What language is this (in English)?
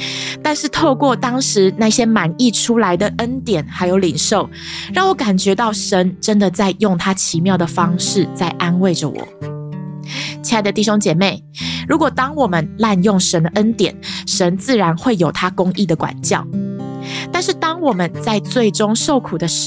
Chinese